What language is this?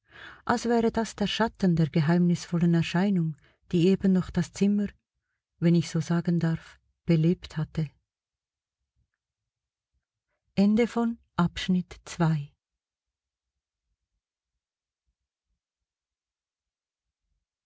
German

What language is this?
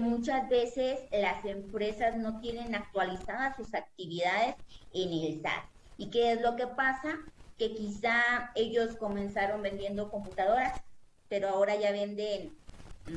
Spanish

